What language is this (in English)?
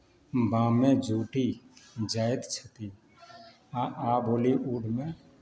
Maithili